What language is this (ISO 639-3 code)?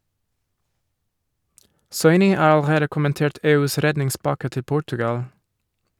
nor